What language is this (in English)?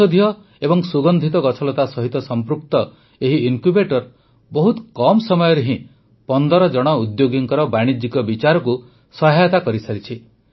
Odia